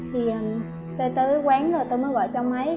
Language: Vietnamese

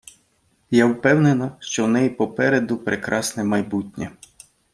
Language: Ukrainian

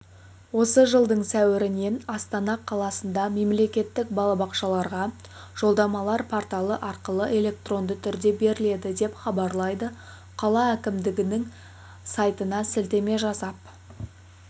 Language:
Kazakh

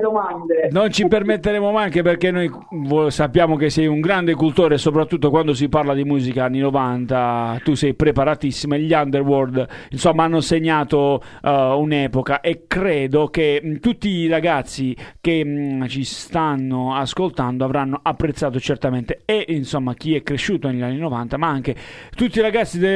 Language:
Italian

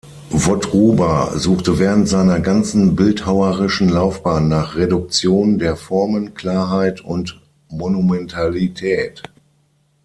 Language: German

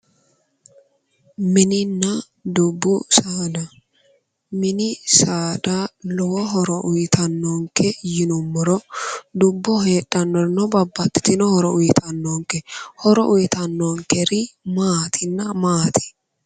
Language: Sidamo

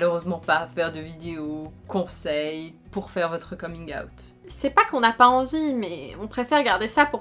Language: French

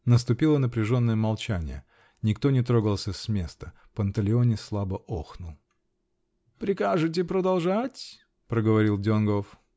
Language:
Russian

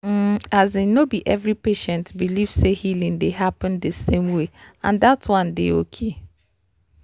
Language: Nigerian Pidgin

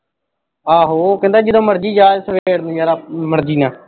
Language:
Punjabi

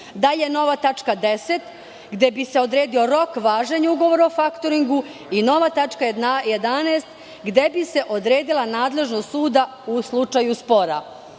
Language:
Serbian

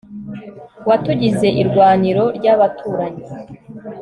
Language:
Kinyarwanda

